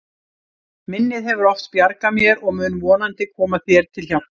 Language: Icelandic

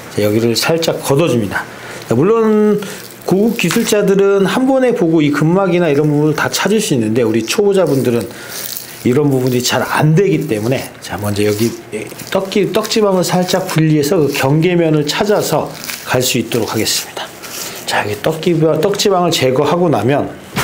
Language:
Korean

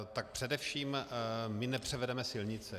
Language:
Czech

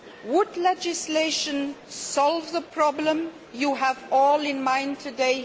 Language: English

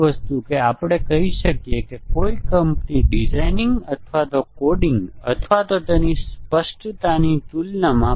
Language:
Gujarati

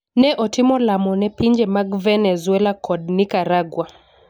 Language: Luo (Kenya and Tanzania)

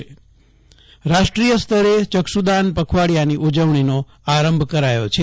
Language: Gujarati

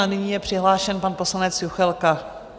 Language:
Czech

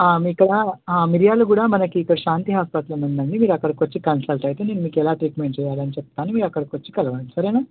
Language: Telugu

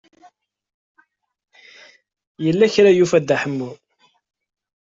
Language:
Kabyle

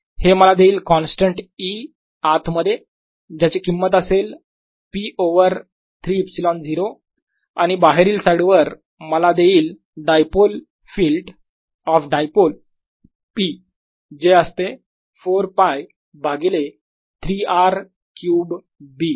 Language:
Marathi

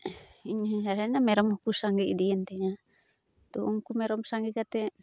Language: Santali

